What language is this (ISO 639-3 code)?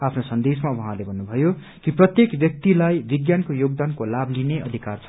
nep